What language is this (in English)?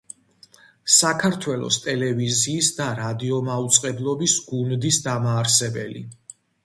Georgian